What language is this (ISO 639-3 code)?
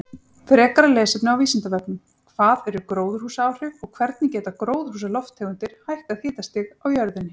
isl